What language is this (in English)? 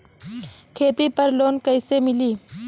Bhojpuri